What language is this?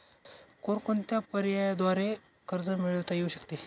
Marathi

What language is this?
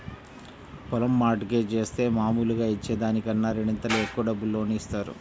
Telugu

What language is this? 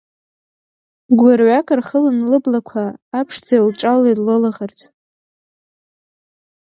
Abkhazian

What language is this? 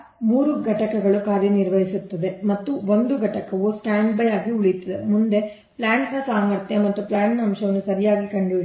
Kannada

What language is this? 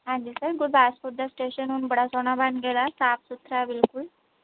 Punjabi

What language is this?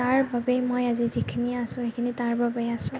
Assamese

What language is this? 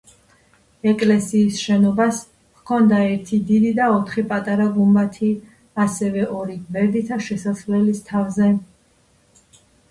Georgian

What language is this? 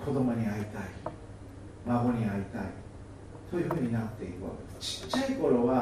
Japanese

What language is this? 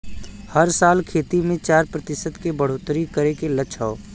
Bhojpuri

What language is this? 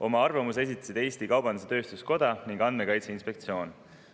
Estonian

